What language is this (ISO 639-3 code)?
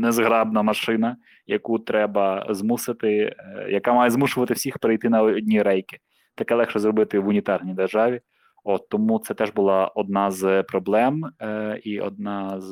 ukr